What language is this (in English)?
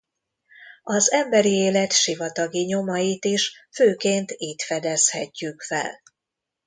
Hungarian